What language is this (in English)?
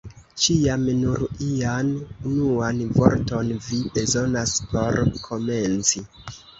Esperanto